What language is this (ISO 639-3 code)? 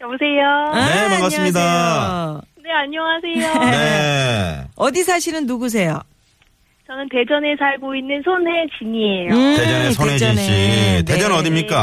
kor